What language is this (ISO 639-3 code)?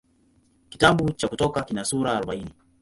swa